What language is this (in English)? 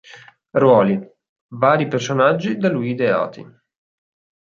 Italian